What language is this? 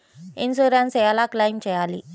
Telugu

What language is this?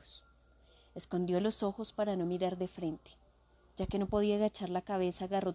Spanish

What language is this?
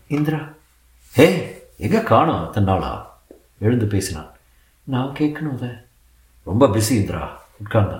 Tamil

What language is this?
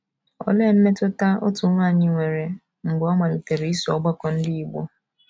Igbo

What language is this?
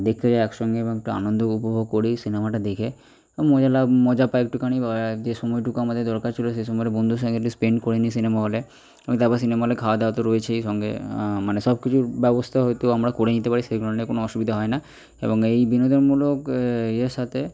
Bangla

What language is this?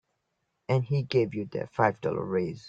English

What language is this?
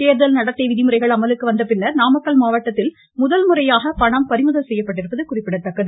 Tamil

